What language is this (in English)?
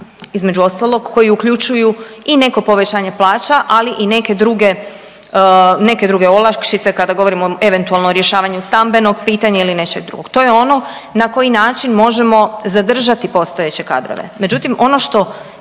Croatian